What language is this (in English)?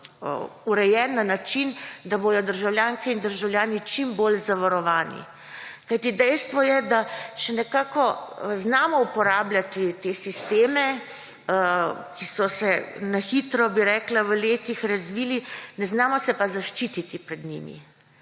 Slovenian